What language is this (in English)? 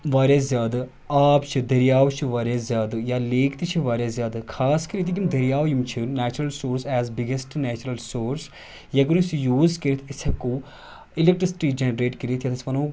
Kashmiri